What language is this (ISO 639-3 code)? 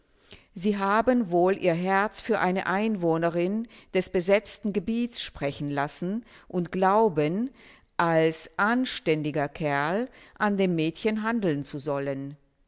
deu